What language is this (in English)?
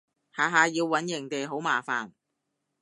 Cantonese